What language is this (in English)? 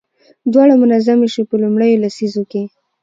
Pashto